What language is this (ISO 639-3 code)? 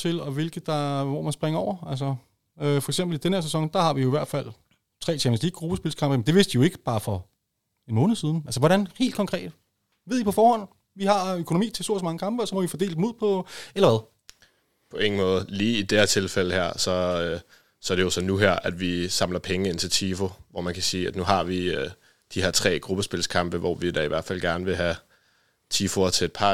dan